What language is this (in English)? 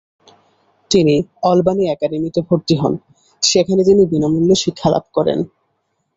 Bangla